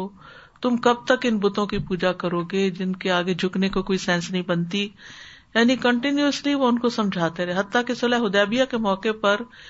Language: Urdu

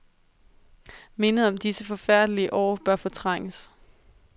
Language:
Danish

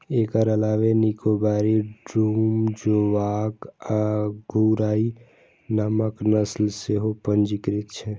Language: Maithili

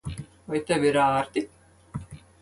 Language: Latvian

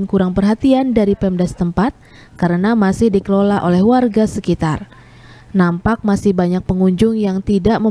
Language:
Indonesian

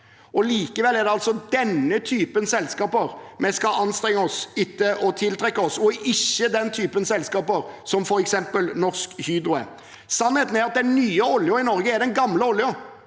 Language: Norwegian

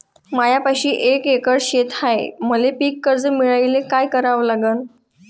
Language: Marathi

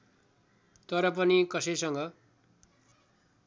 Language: Nepali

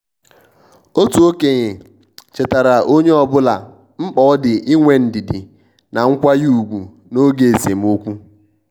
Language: Igbo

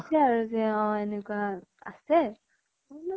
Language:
Assamese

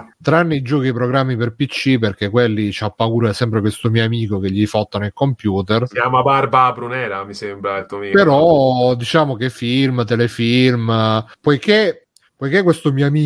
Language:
Italian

